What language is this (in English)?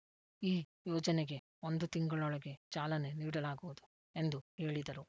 Kannada